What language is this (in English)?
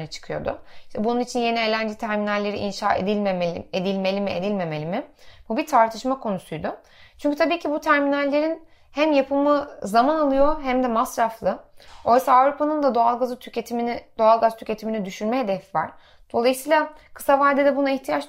Turkish